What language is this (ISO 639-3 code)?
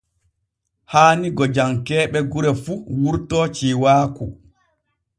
fue